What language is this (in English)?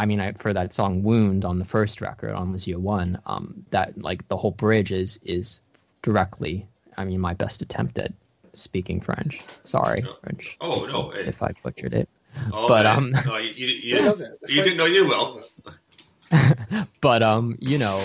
English